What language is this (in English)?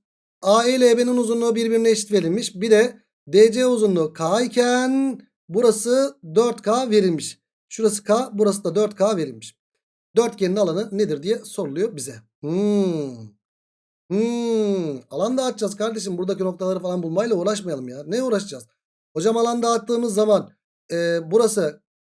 Turkish